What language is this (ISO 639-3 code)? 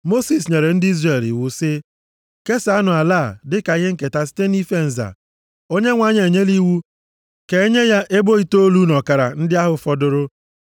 ibo